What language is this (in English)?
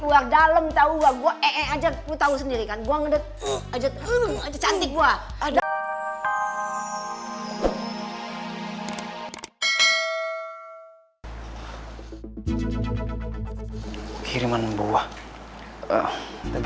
Indonesian